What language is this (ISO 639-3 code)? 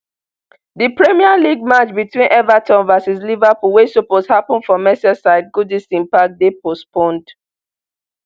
pcm